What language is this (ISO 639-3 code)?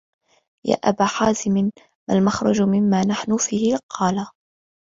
ara